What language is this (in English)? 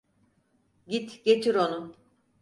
Turkish